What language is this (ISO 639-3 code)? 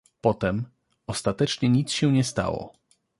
pol